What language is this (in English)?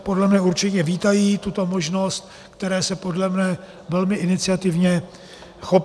Czech